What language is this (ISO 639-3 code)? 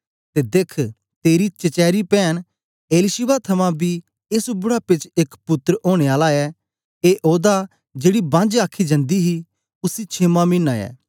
doi